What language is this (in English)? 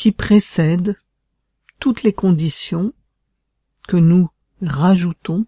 French